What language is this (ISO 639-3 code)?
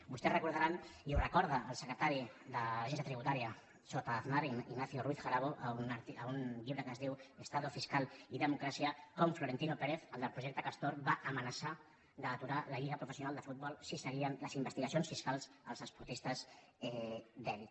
cat